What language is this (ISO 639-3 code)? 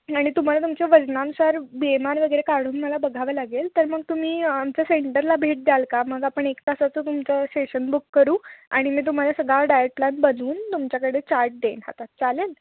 mar